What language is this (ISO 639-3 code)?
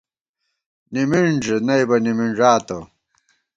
gwt